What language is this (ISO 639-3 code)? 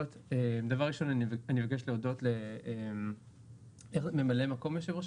heb